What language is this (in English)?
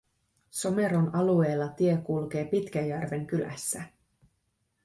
Finnish